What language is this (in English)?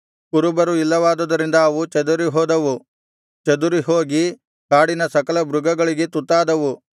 Kannada